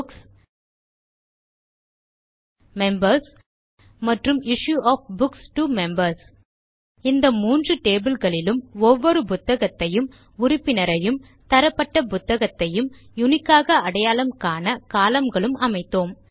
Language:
Tamil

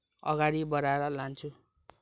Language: Nepali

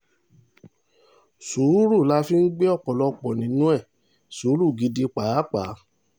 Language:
Yoruba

